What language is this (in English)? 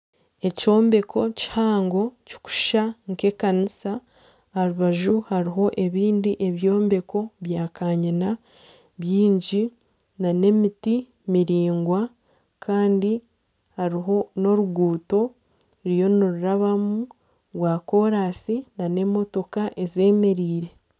Nyankole